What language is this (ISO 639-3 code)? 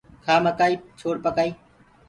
ggg